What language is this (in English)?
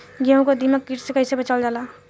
Bhojpuri